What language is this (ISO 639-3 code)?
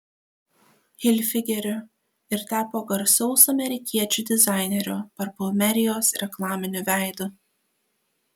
lit